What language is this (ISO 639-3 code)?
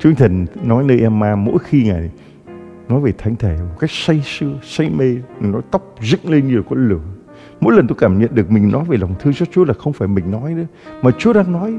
vie